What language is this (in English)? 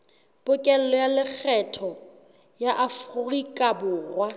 Southern Sotho